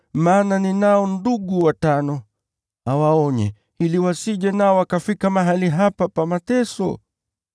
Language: Swahili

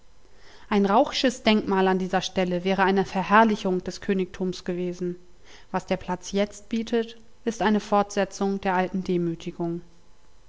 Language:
German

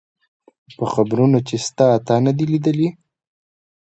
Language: Pashto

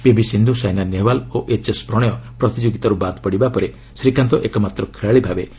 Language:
Odia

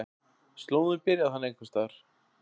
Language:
Icelandic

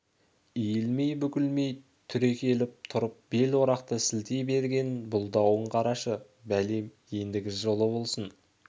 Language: Kazakh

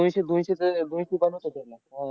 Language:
Marathi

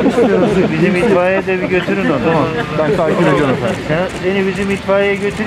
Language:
Turkish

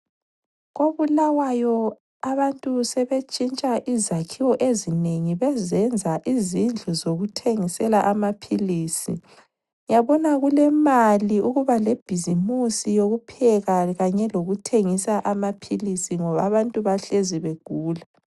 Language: North Ndebele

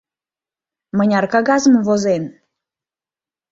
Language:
Mari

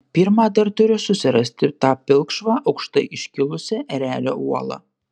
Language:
Lithuanian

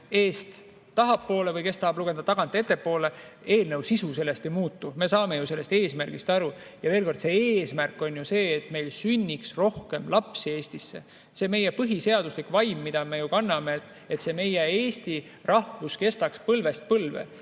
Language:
Estonian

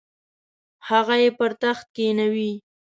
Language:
Pashto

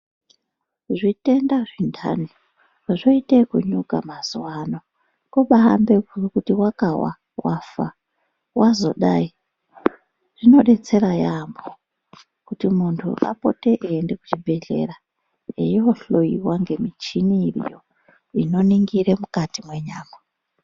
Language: Ndau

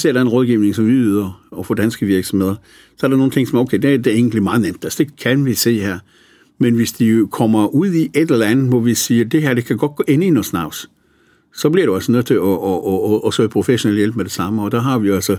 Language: Danish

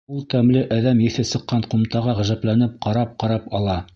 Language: Bashkir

